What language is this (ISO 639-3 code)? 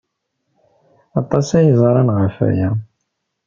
kab